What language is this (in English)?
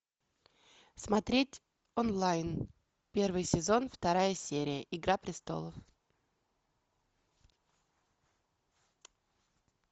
Russian